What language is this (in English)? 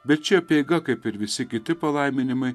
Lithuanian